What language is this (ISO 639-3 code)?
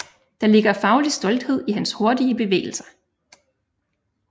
dan